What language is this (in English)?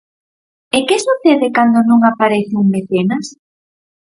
Galician